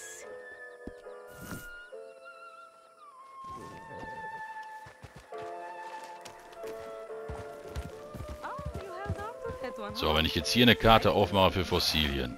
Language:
German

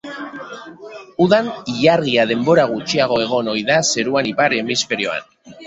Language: Basque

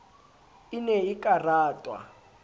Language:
Southern Sotho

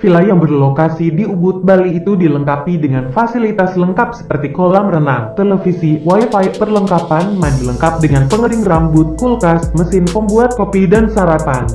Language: Indonesian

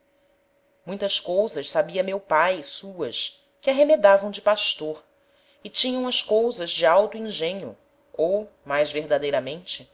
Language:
Portuguese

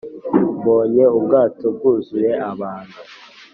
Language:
Kinyarwanda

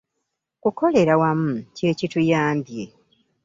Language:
Ganda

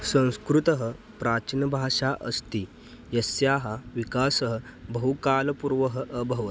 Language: Sanskrit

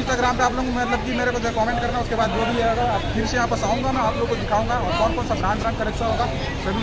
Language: Hindi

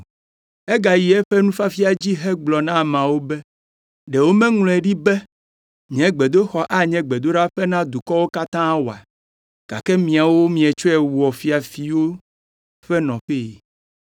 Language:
Ewe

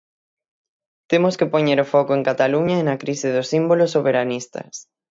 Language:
Galician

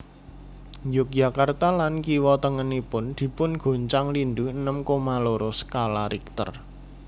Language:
Javanese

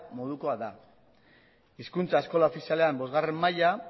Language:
Basque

